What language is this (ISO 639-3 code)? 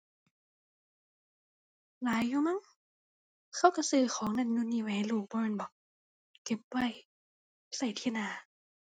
tha